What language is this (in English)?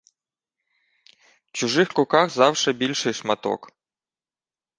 Ukrainian